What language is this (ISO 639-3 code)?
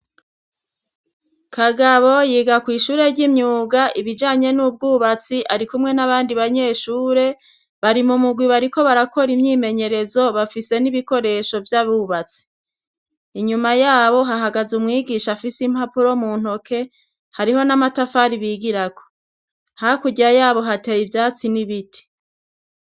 run